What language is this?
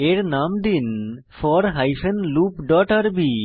Bangla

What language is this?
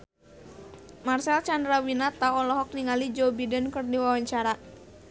Sundanese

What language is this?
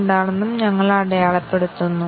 Malayalam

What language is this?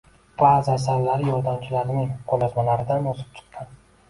Uzbek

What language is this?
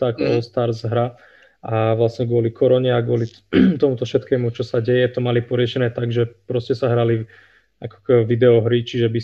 Slovak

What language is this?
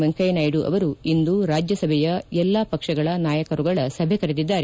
Kannada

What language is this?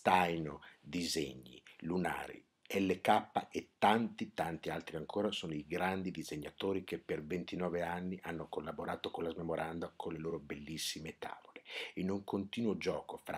Italian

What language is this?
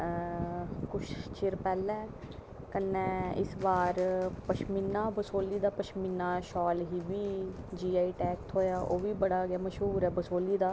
Dogri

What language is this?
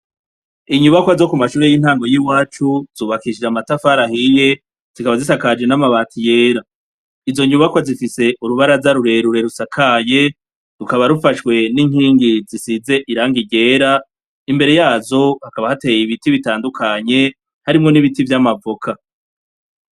Rundi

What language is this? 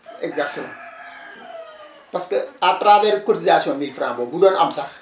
Wolof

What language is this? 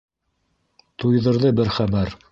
Bashkir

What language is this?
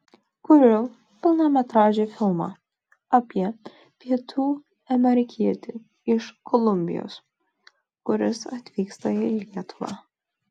Lithuanian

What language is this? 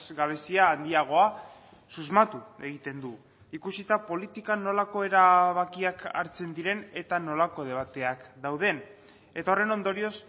Basque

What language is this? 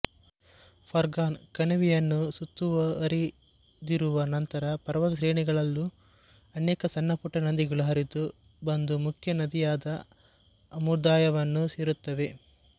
Kannada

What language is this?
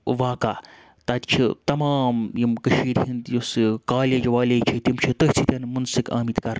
Kashmiri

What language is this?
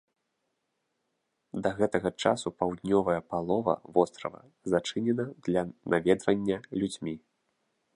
Belarusian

